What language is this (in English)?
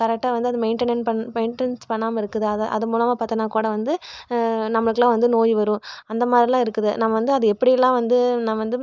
Tamil